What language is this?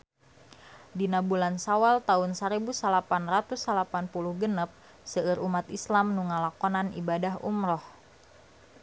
Sundanese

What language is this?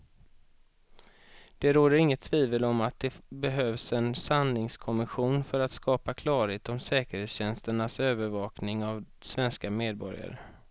Swedish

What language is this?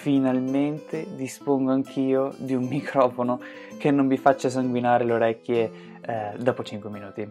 Italian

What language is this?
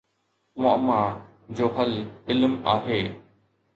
Sindhi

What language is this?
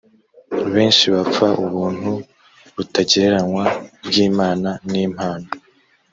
Kinyarwanda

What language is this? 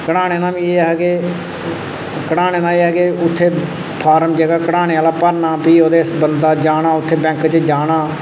Dogri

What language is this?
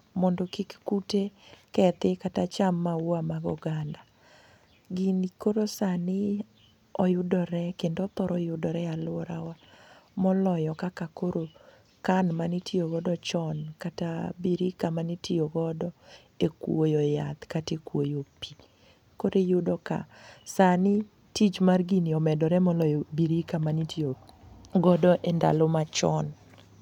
Luo (Kenya and Tanzania)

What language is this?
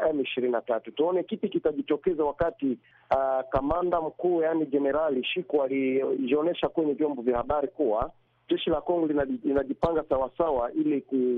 Swahili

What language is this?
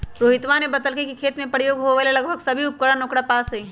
Magahi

